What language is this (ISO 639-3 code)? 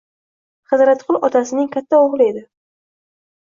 uzb